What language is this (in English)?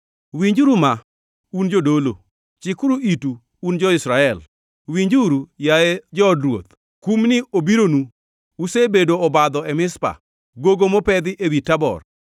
Luo (Kenya and Tanzania)